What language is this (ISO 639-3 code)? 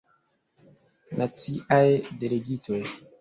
epo